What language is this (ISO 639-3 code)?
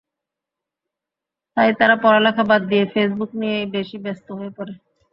ben